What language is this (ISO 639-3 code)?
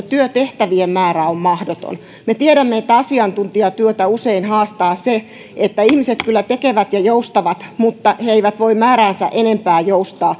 fin